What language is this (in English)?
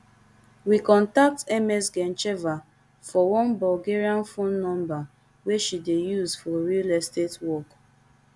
Nigerian Pidgin